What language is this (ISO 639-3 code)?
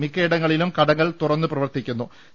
mal